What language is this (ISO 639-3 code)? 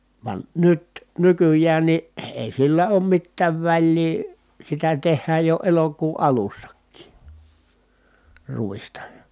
fin